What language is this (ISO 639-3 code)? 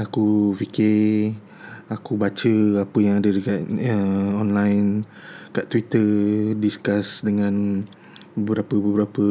msa